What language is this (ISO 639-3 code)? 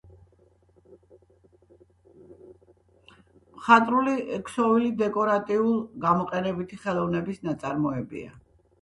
kat